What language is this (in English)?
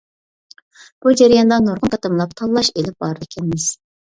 Uyghur